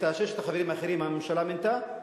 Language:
Hebrew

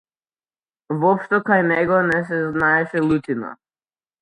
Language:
Macedonian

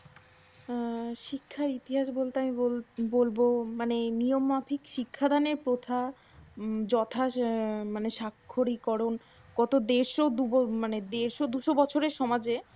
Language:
Bangla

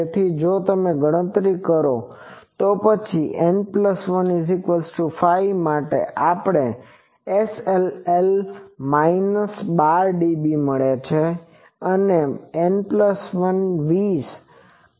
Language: Gujarati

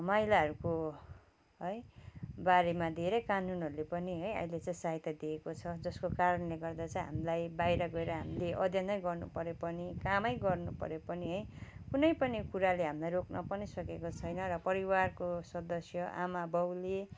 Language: Nepali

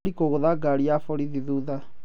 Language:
Kikuyu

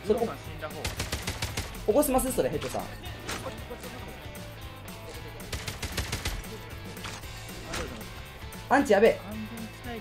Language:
Japanese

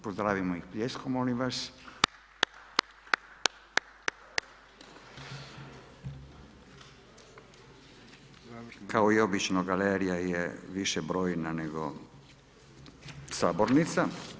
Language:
Croatian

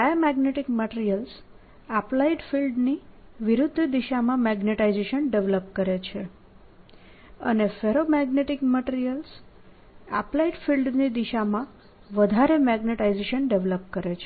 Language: Gujarati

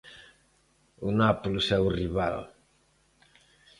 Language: Galician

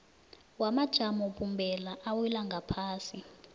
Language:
South Ndebele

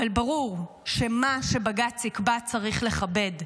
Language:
Hebrew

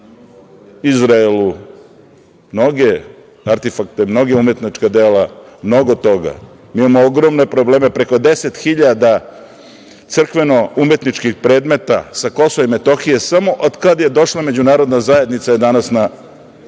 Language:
Serbian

